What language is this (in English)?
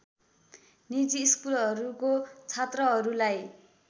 Nepali